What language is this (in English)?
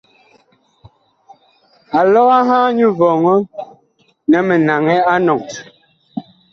Bakoko